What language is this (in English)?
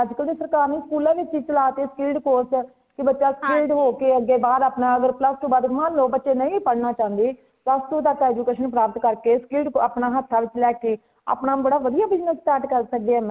Punjabi